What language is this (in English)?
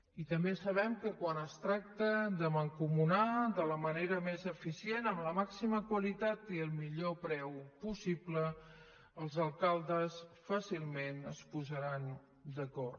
Catalan